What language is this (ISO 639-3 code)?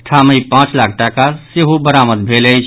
mai